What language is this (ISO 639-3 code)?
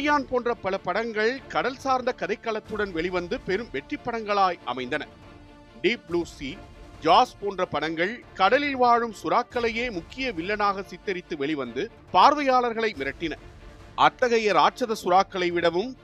tam